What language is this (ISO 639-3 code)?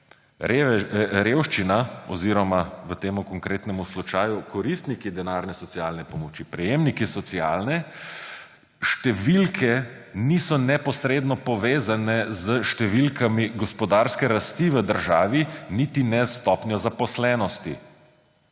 slv